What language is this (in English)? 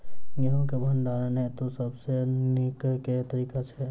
Maithili